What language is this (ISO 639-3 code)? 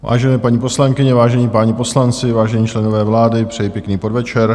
ces